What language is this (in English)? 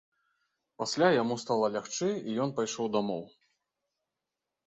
Belarusian